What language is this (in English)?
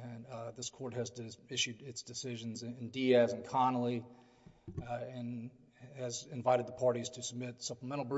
English